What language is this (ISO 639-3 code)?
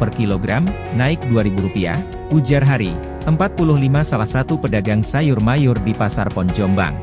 ind